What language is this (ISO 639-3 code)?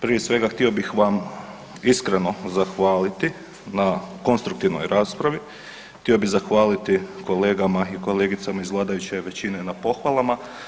hrv